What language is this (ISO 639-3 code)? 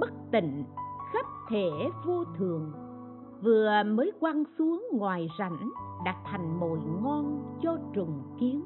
vie